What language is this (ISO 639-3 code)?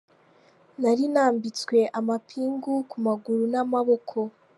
kin